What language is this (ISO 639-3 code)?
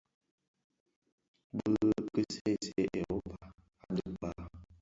ksf